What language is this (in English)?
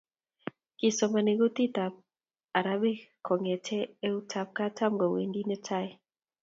Kalenjin